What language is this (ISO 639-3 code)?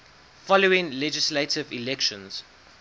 eng